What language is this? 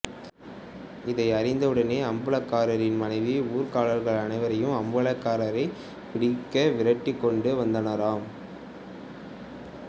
Tamil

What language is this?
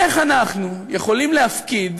Hebrew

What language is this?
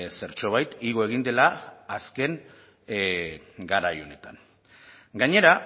Basque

